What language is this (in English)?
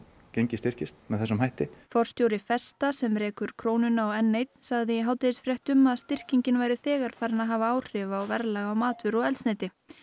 Icelandic